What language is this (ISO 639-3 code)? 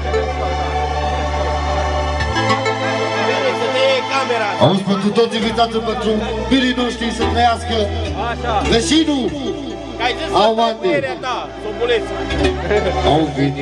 ron